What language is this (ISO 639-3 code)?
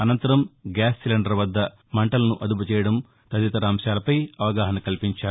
tel